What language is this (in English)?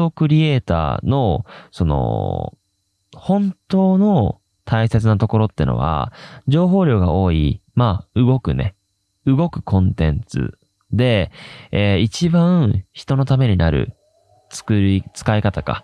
Japanese